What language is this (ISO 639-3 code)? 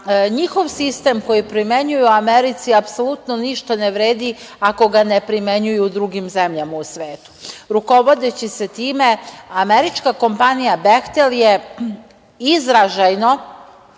srp